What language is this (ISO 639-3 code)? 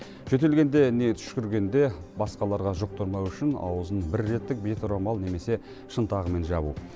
kaz